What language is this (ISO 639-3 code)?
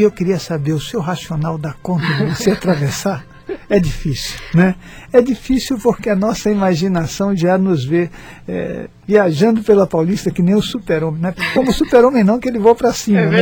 por